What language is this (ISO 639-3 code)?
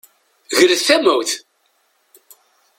kab